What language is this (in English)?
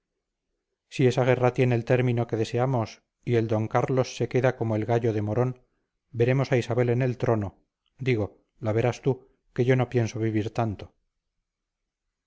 Spanish